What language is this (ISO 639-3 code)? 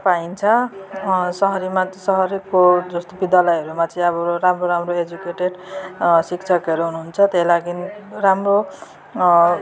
nep